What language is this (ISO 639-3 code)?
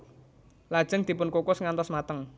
jav